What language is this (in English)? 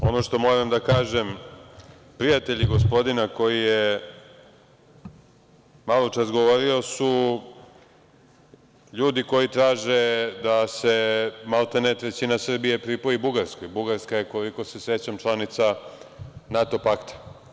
Serbian